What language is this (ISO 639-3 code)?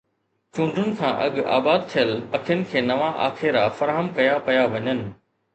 snd